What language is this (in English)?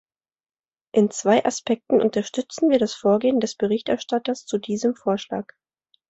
German